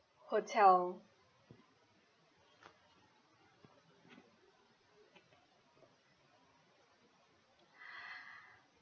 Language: English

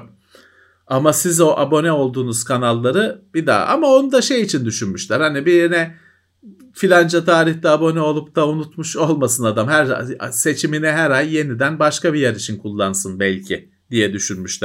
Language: Turkish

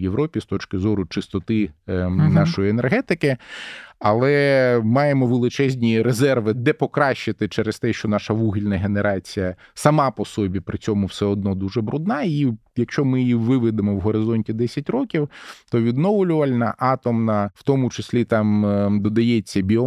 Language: Ukrainian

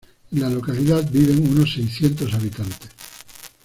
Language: Spanish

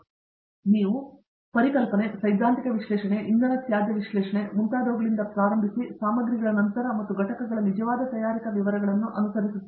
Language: Kannada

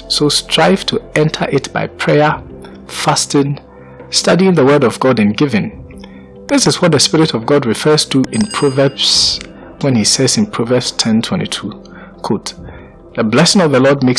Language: English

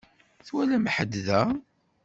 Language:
Kabyle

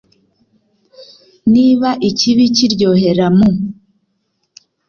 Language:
Kinyarwanda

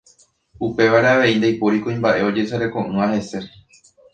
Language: Guarani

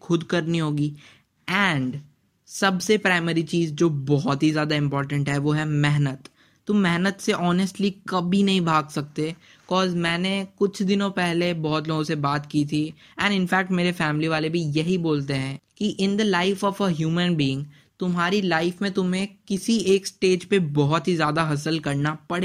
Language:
Hindi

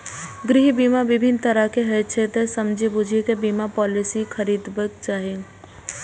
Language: Maithili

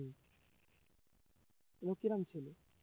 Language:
Bangla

